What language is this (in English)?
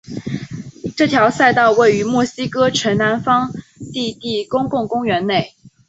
Chinese